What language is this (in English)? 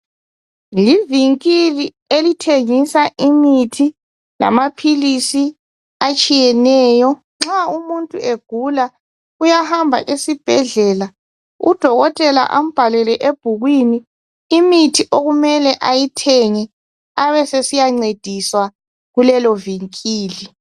North Ndebele